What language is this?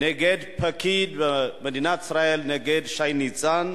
Hebrew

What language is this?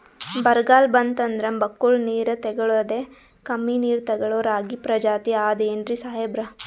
Kannada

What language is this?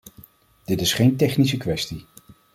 Dutch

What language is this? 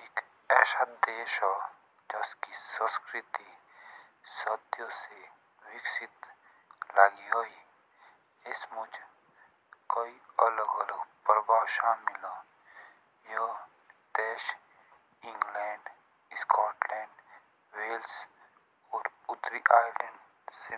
Jaunsari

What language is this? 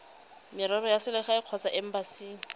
Tswana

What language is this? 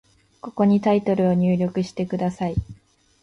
Japanese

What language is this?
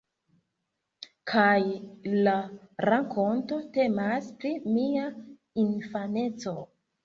Esperanto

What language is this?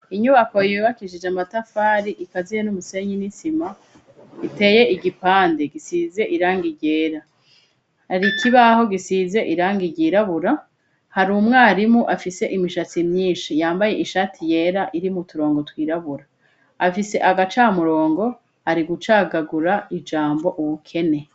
Rundi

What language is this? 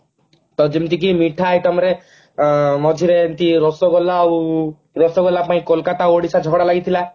Odia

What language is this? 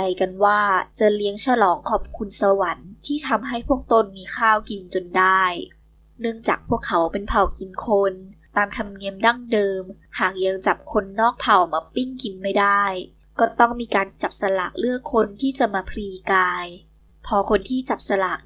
Thai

